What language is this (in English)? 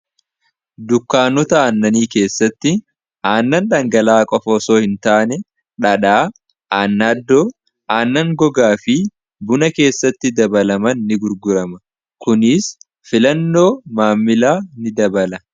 Oromo